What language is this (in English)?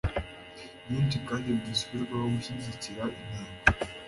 Kinyarwanda